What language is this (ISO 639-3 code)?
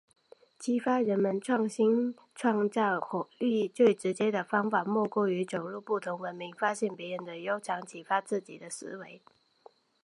zho